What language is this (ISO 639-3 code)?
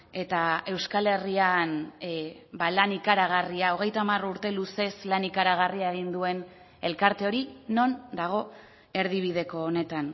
eus